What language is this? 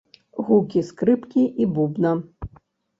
Belarusian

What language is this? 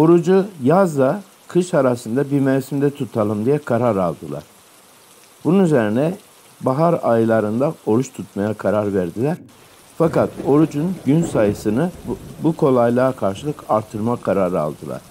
Turkish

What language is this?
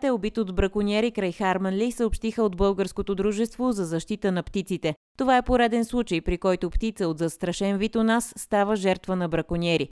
Bulgarian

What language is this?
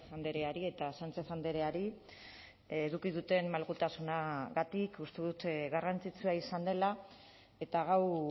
Basque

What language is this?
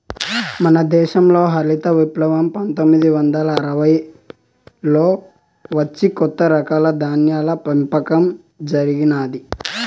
Telugu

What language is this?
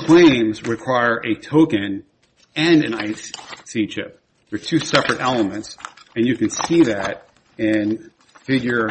English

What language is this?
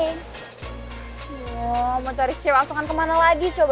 Indonesian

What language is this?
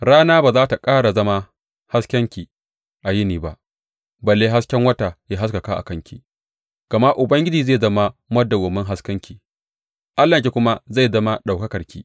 Hausa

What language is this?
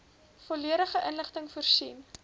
Afrikaans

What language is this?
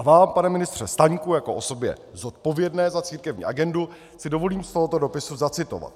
Czech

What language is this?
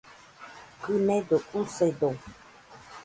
Nüpode Huitoto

